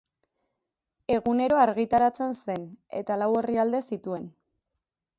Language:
Basque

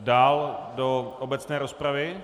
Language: Czech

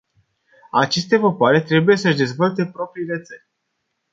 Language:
Romanian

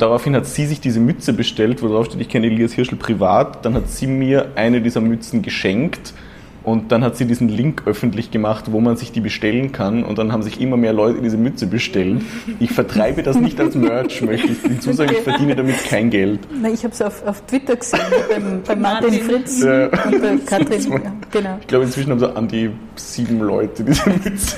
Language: German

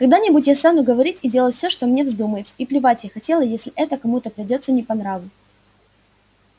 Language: Russian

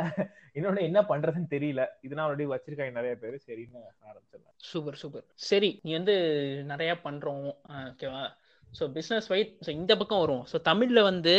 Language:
Tamil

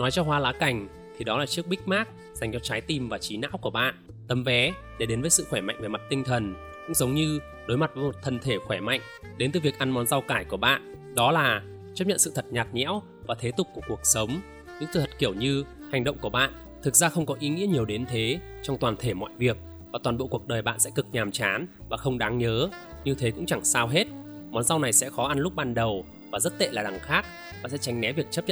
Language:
Vietnamese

